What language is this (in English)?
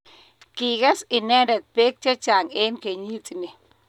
Kalenjin